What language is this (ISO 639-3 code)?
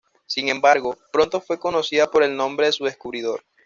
spa